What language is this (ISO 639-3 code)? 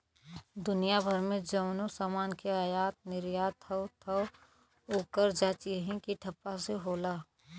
bho